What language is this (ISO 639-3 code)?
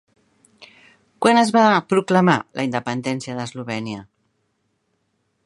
cat